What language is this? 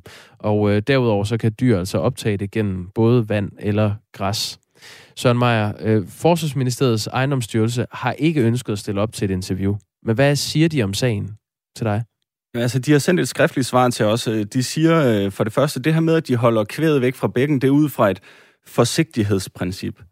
Danish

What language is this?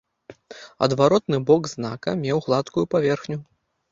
Belarusian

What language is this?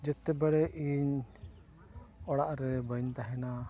Santali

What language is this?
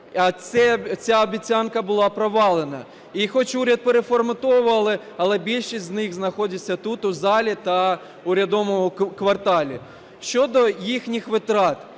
Ukrainian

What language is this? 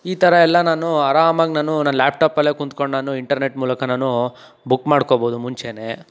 Kannada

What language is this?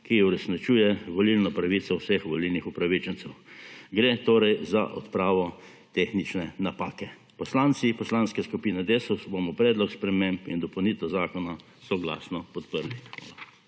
Slovenian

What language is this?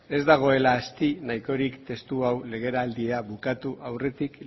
Basque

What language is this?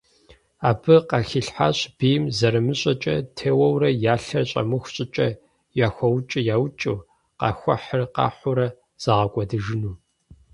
Kabardian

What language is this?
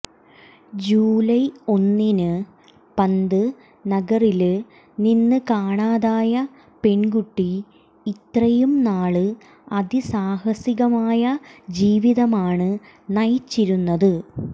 Malayalam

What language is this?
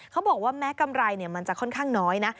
Thai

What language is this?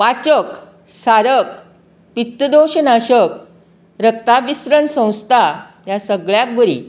Konkani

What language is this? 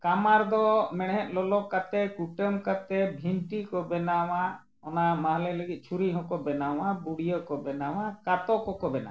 Santali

